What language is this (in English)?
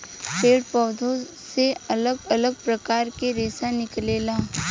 Bhojpuri